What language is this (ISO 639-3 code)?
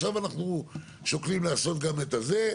heb